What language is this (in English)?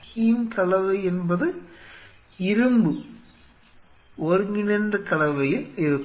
Tamil